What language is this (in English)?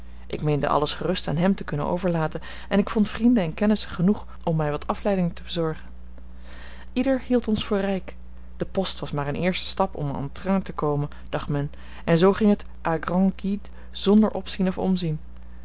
Dutch